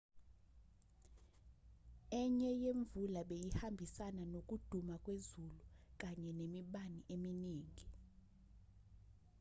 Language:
Zulu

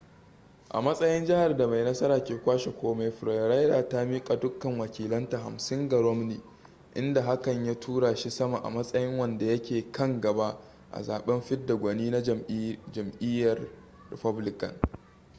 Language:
Hausa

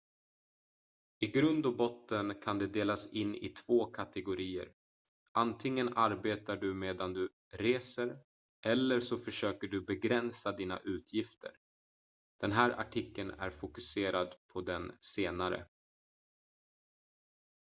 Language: Swedish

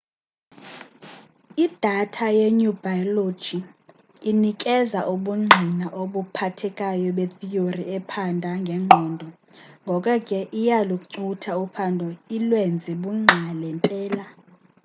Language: Xhosa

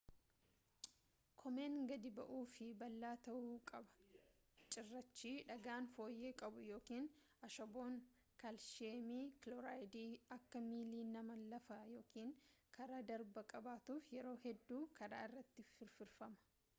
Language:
Oromo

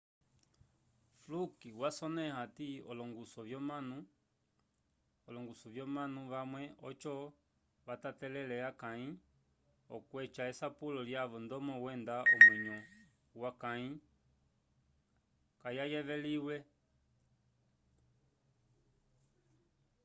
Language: Umbundu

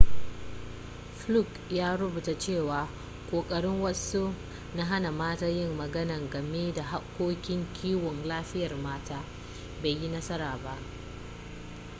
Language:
Hausa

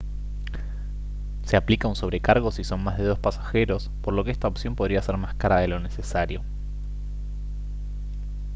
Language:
Spanish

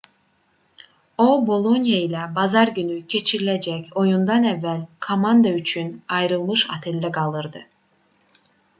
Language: Azerbaijani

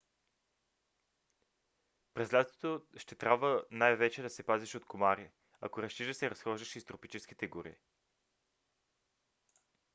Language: Bulgarian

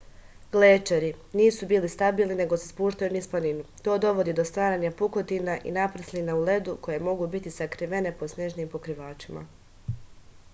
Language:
Serbian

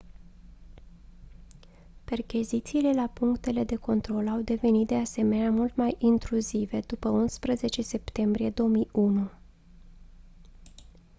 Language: Romanian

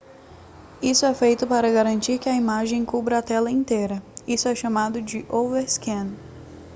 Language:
Portuguese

